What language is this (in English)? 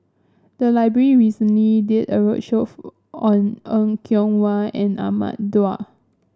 English